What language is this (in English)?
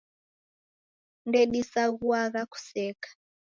Taita